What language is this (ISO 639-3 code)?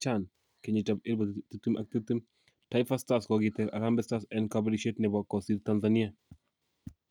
kln